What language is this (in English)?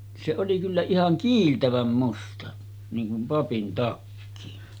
Finnish